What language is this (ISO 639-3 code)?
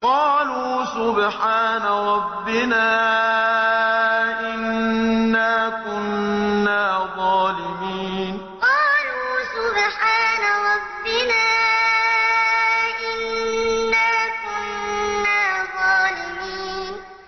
ara